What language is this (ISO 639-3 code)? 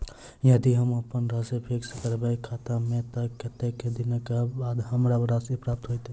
mai